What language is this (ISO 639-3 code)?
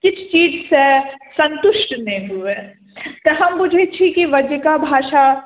mai